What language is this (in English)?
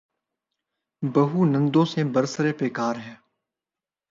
Urdu